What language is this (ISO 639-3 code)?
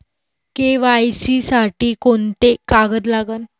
mar